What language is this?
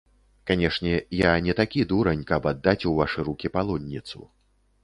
Belarusian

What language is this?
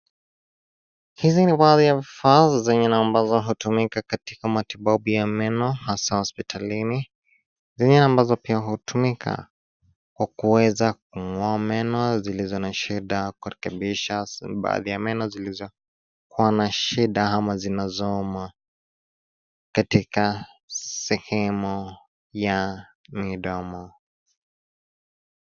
Swahili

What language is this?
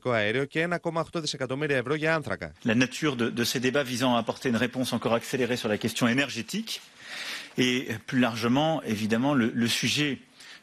Greek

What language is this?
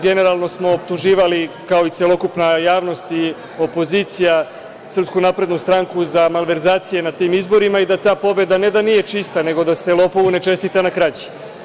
Serbian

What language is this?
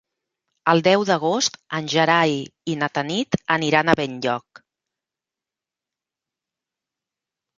Catalan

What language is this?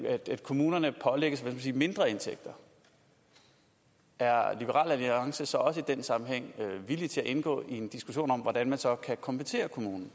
Danish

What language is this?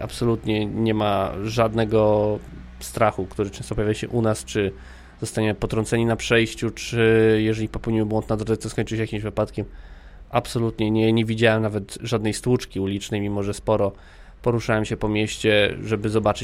Polish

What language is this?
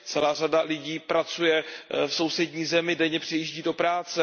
Czech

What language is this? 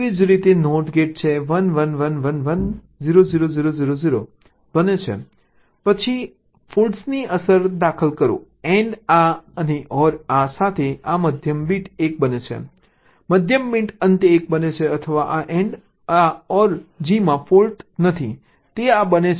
Gujarati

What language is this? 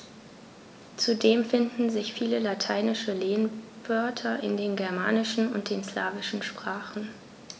German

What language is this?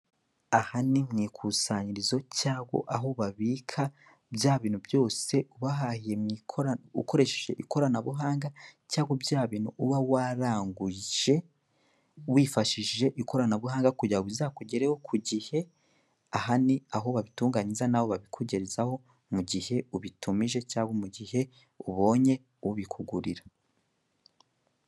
Kinyarwanda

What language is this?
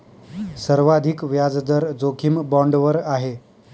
Marathi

